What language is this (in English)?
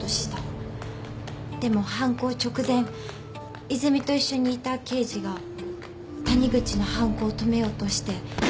Japanese